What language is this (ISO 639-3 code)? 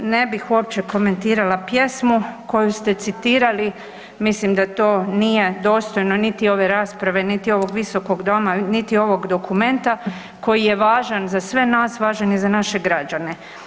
hrv